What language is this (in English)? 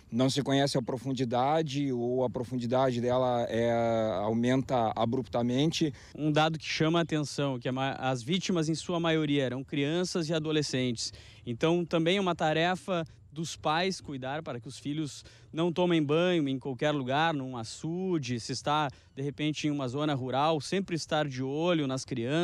Portuguese